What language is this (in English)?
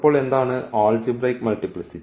Malayalam